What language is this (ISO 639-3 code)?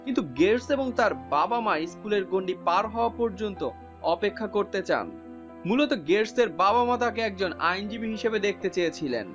ben